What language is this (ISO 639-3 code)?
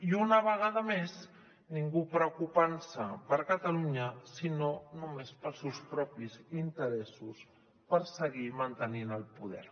cat